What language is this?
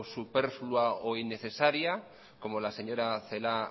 Spanish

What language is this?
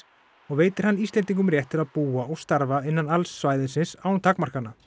Icelandic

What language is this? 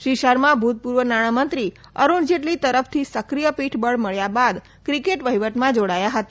Gujarati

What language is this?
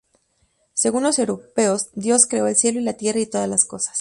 Spanish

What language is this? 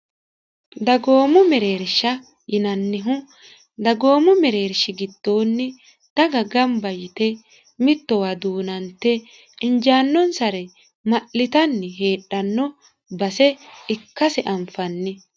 Sidamo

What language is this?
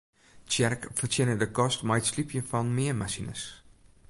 Western Frisian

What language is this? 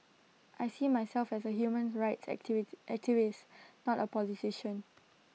English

